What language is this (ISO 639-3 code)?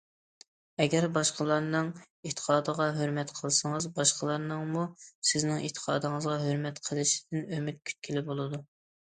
uig